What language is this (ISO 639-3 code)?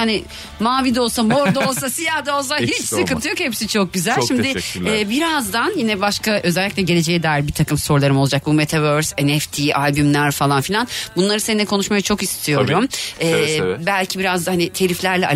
tur